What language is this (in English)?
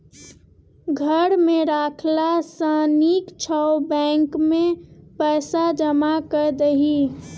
Maithili